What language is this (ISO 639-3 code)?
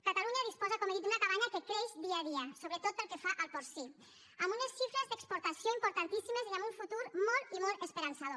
cat